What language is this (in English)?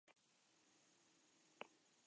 Basque